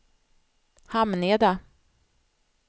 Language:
Swedish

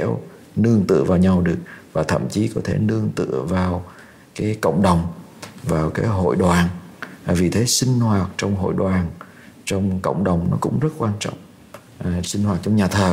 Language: Vietnamese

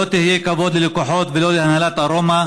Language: Hebrew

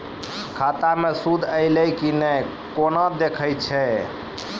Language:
Maithili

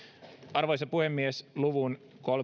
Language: Finnish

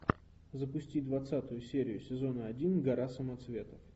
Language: Russian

